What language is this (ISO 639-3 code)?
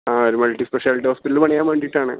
mal